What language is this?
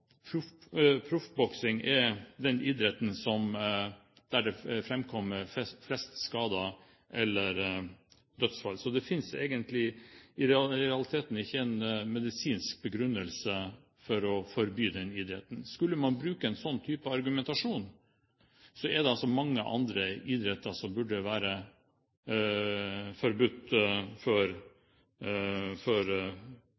Norwegian Bokmål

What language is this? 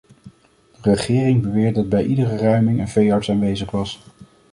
Dutch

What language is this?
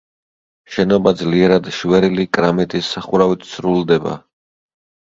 Georgian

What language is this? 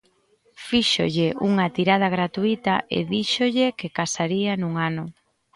Galician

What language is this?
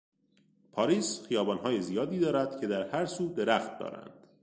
Persian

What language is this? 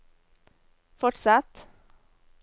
Norwegian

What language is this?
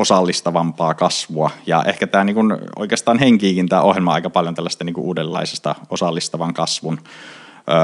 Finnish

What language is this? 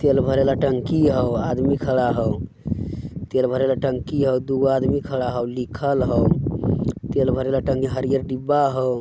Magahi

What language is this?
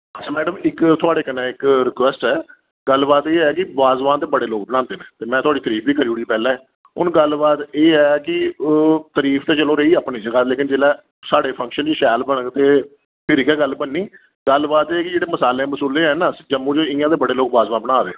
Dogri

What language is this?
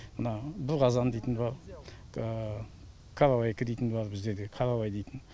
Kazakh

